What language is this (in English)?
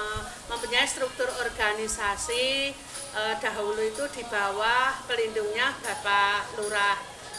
Indonesian